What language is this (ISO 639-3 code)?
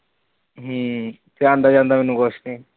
pan